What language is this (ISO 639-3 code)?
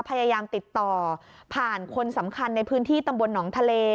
tha